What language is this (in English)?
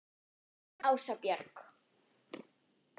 Icelandic